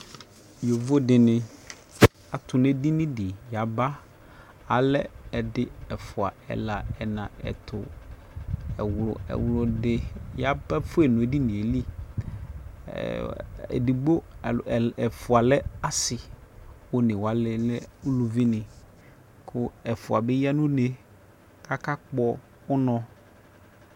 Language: Ikposo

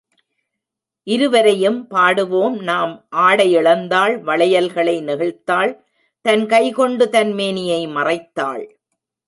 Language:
Tamil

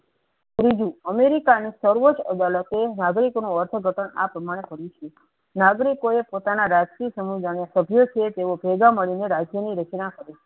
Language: Gujarati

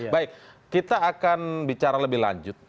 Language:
Indonesian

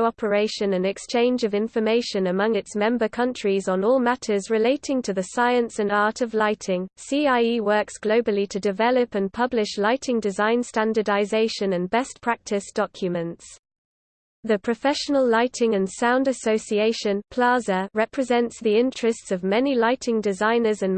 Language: English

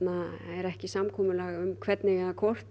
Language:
Icelandic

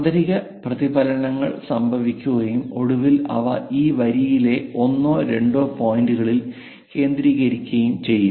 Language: Malayalam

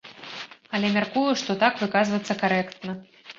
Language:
Belarusian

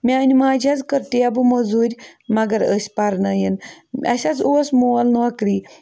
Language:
Kashmiri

